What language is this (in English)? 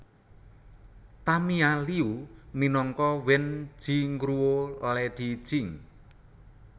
Javanese